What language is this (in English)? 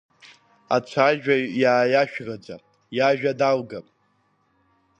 Abkhazian